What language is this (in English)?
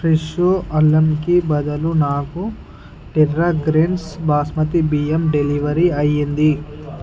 Telugu